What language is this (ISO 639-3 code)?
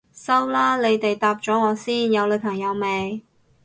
yue